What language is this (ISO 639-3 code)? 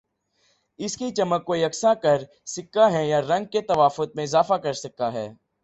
urd